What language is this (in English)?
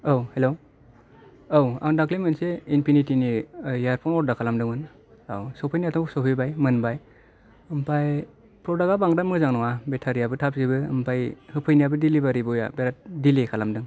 Bodo